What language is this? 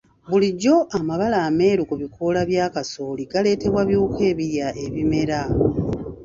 Ganda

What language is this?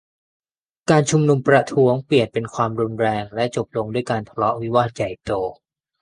Thai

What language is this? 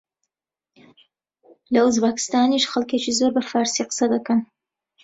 Central Kurdish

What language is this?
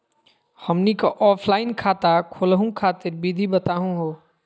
Magahi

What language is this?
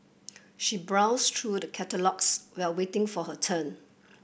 English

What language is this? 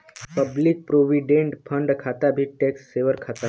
Bhojpuri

